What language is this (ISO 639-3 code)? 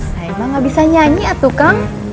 ind